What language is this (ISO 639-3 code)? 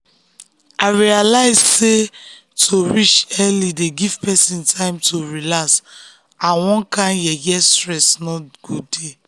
pcm